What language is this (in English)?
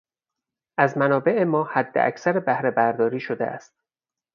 Persian